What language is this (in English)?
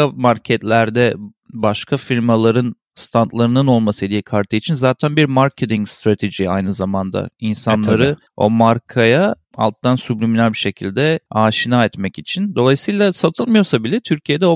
Turkish